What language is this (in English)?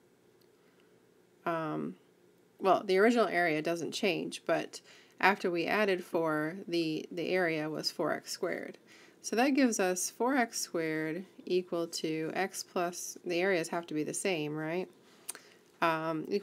English